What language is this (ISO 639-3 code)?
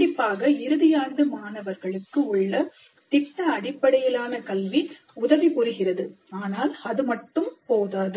tam